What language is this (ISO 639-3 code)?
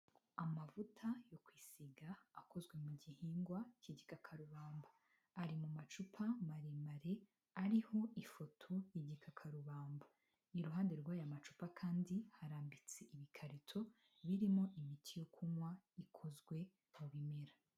kin